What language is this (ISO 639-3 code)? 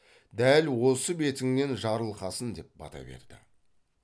kaz